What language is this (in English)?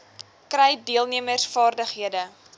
Afrikaans